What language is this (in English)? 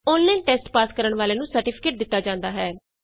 Punjabi